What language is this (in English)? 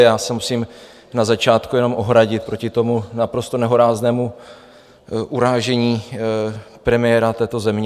Czech